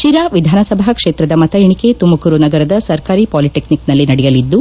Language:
Kannada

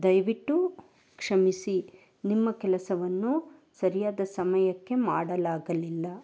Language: Kannada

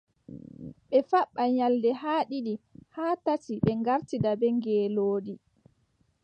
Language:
Adamawa Fulfulde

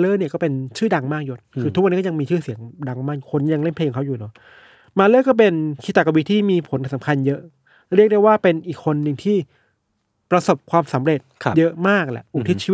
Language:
Thai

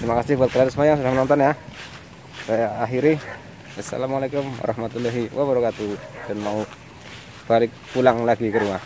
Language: Indonesian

